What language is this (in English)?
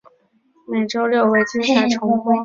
Chinese